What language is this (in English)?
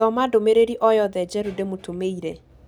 Kikuyu